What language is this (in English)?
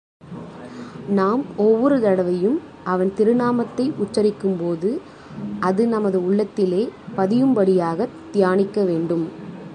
Tamil